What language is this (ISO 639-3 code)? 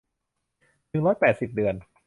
tha